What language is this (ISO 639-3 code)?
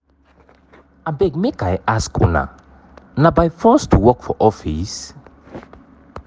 pcm